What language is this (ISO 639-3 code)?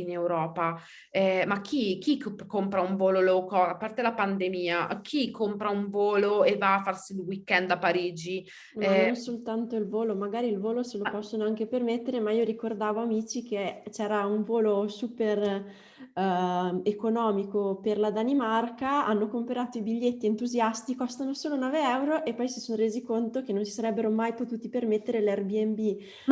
ita